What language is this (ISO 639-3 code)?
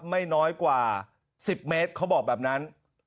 tha